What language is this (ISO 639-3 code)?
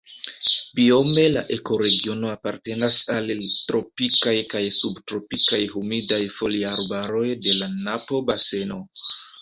epo